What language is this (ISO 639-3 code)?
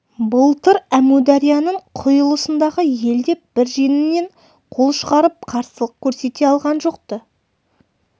kaz